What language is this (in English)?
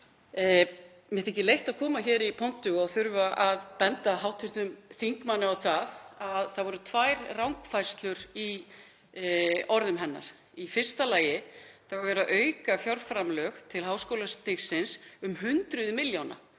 Icelandic